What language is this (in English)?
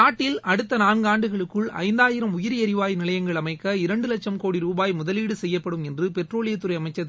Tamil